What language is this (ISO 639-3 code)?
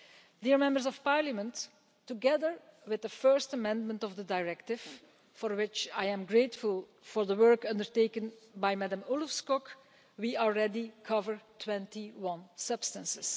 eng